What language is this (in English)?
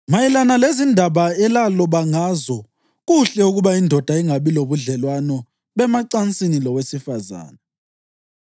North Ndebele